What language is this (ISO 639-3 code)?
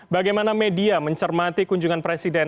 ind